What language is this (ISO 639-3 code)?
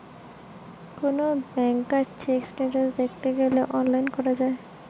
ben